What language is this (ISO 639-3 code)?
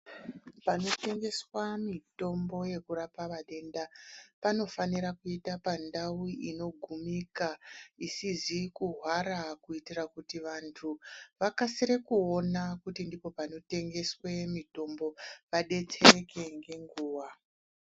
ndc